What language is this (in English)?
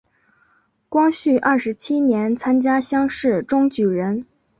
Chinese